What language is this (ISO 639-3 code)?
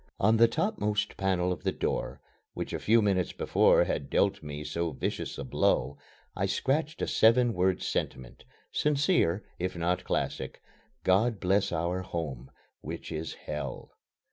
eng